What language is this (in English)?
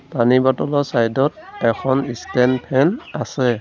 Assamese